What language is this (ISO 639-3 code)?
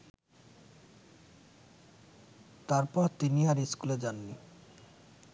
ben